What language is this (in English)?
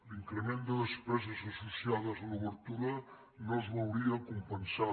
Catalan